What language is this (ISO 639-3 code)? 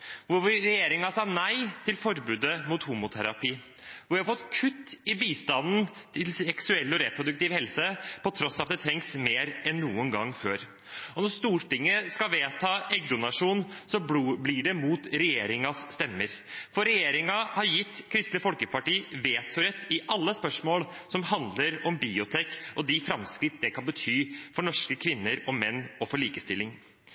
nob